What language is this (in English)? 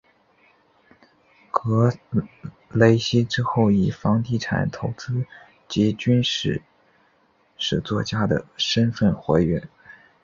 Chinese